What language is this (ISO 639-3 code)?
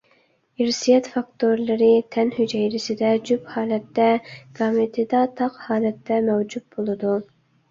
uig